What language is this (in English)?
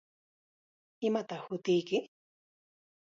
Chiquián Ancash Quechua